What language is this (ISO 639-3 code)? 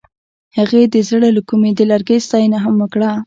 pus